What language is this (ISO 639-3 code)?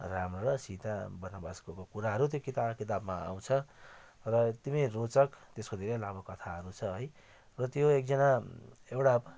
nep